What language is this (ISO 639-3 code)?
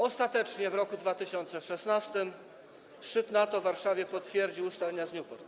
pol